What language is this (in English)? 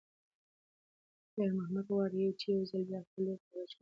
Pashto